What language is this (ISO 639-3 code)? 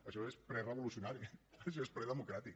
cat